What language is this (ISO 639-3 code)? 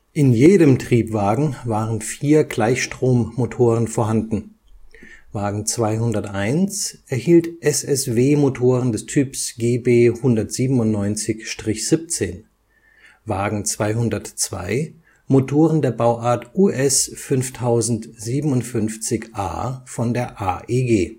deu